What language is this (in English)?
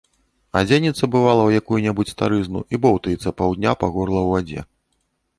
Belarusian